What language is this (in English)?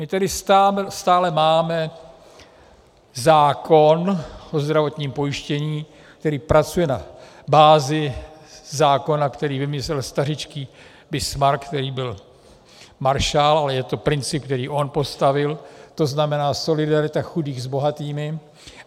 Czech